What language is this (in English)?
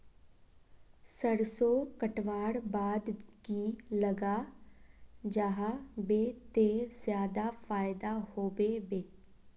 Magahi